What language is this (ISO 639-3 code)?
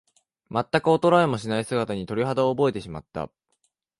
jpn